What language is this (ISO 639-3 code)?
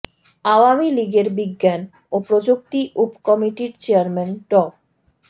ben